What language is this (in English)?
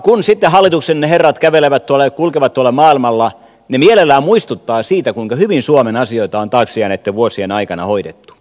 Finnish